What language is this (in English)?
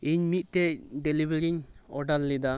Santali